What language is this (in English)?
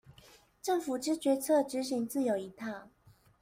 Chinese